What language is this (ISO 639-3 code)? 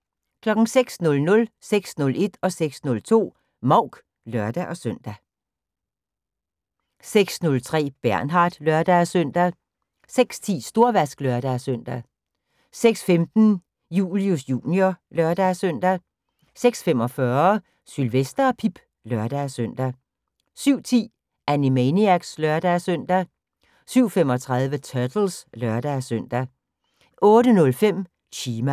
dan